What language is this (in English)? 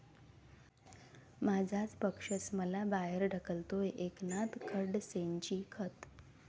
Marathi